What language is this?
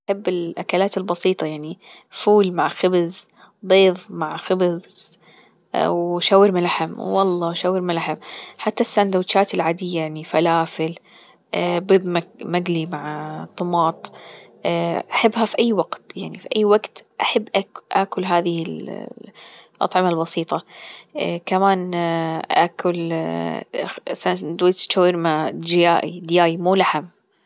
Gulf Arabic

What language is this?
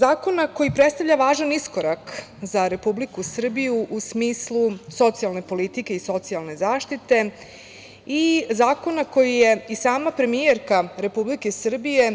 Serbian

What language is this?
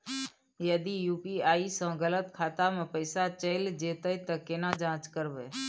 Maithili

